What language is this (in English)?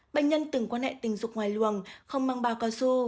Vietnamese